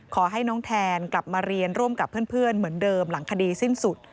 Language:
Thai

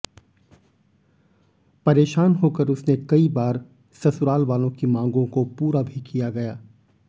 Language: Hindi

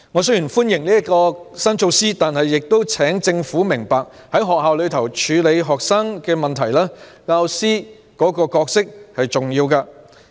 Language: Cantonese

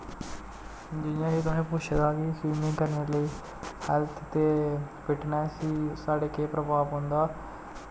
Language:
Dogri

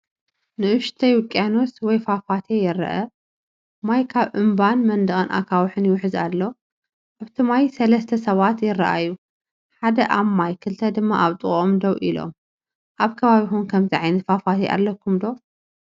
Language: Tigrinya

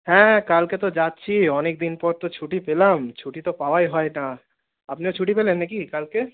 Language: Bangla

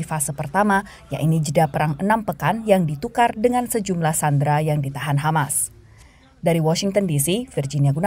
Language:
Indonesian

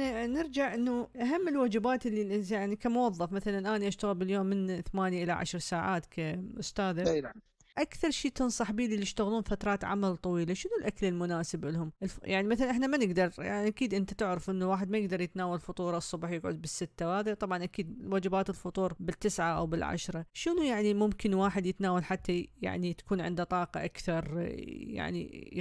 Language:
Arabic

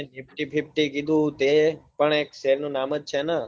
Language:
Gujarati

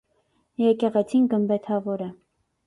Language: Armenian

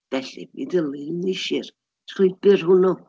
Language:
Welsh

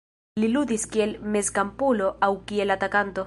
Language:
Esperanto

